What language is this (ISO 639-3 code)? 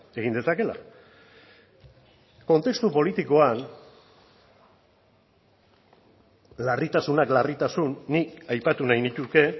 eus